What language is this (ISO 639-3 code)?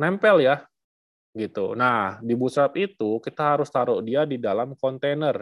ind